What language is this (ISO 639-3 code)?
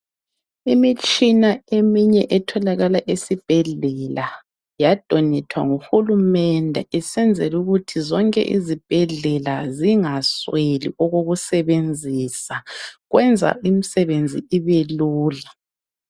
nde